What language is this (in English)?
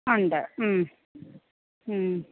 Malayalam